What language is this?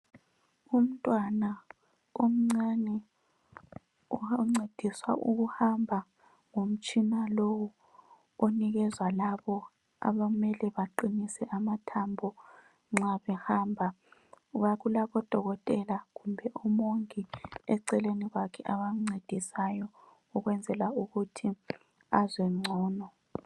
North Ndebele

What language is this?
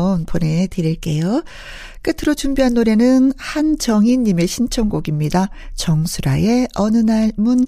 Korean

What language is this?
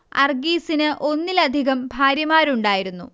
Malayalam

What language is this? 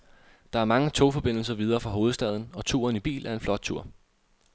Danish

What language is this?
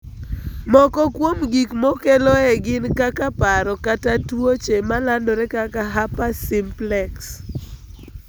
Luo (Kenya and Tanzania)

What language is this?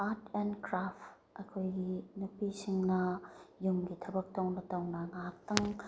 Manipuri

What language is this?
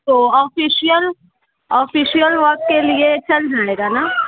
Urdu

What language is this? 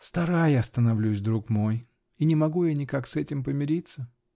Russian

